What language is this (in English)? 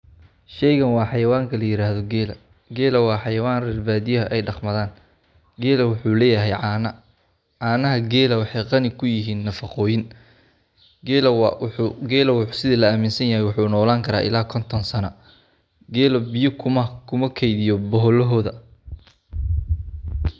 Somali